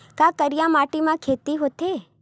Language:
Chhattisgarhi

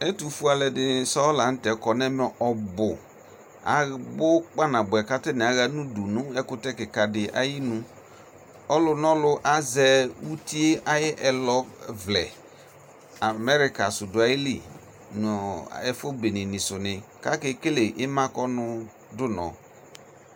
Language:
Ikposo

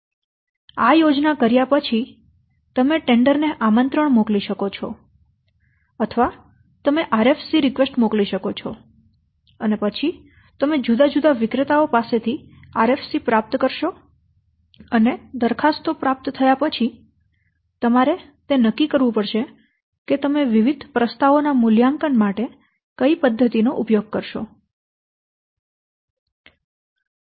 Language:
Gujarati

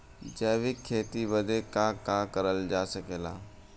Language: Bhojpuri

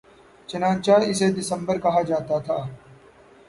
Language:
Urdu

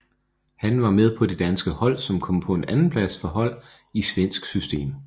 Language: Danish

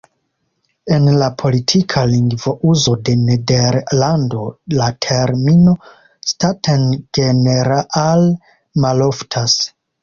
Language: Esperanto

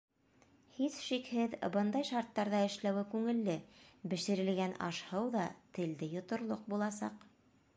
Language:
Bashkir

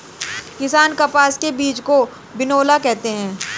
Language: Hindi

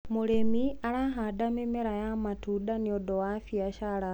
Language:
Kikuyu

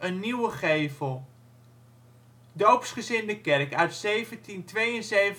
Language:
Dutch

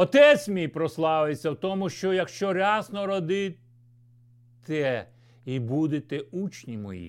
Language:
Ukrainian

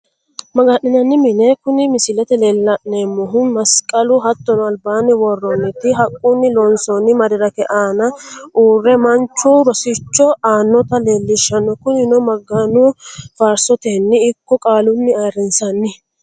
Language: Sidamo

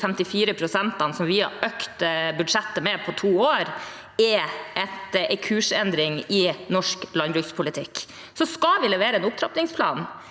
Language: Norwegian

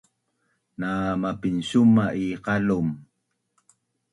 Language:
Bunun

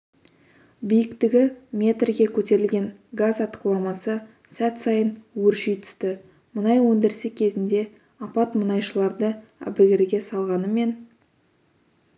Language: Kazakh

